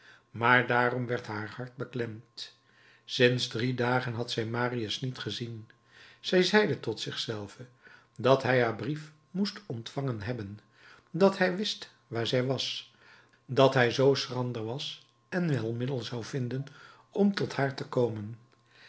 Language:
Dutch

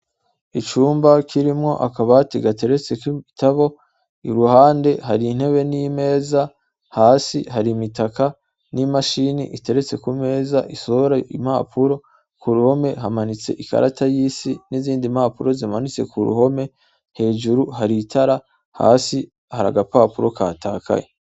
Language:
Rundi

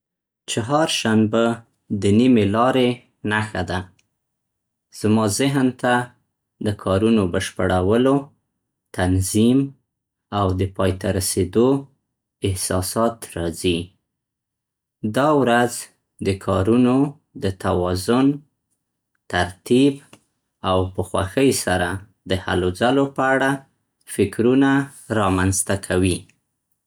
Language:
Central Pashto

